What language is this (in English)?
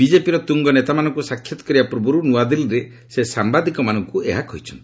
Odia